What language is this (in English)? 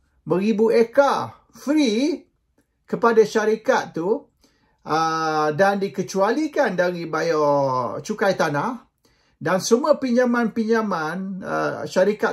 Malay